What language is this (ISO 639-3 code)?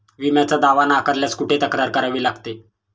mar